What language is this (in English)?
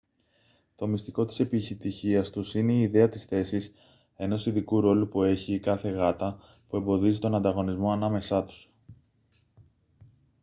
Greek